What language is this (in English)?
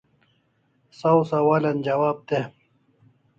Kalasha